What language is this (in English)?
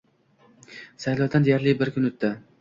Uzbek